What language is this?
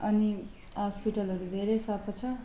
Nepali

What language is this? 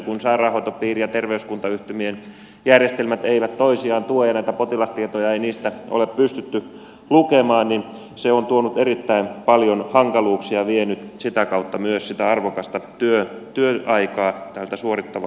Finnish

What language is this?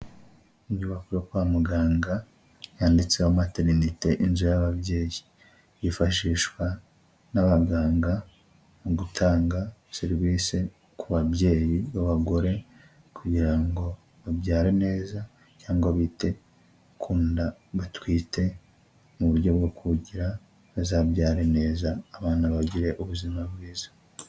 Kinyarwanda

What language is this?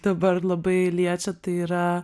Lithuanian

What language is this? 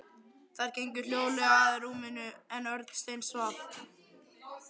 Icelandic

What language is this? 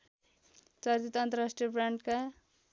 Nepali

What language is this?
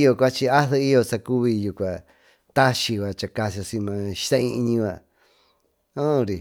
Tututepec Mixtec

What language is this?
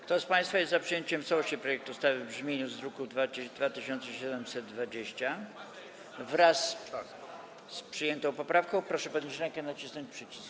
Polish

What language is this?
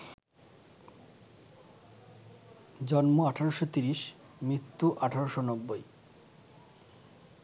Bangla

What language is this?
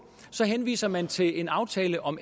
Danish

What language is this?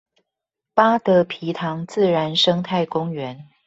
Chinese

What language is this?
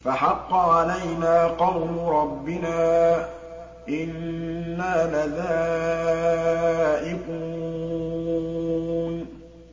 Arabic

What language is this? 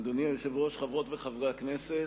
Hebrew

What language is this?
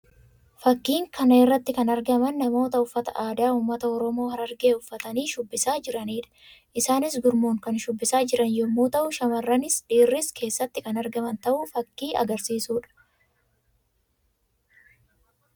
Oromo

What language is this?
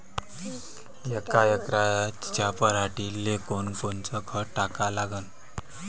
Marathi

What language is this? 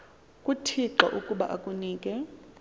Xhosa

